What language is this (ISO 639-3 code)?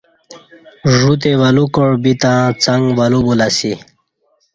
bsh